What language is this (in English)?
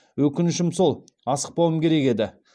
Kazakh